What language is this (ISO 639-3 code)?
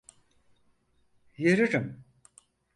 tur